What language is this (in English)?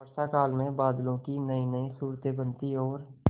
Hindi